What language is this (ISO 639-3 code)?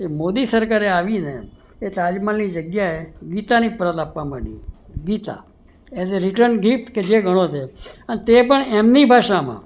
guj